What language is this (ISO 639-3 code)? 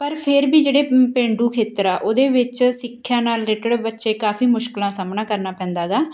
pan